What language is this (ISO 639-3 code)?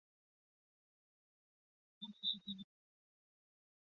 zho